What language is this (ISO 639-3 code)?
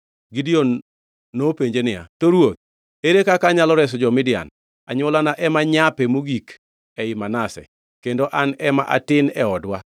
luo